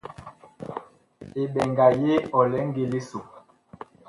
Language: Bakoko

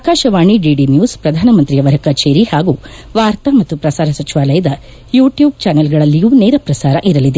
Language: Kannada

